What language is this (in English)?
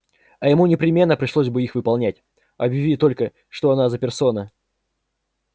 Russian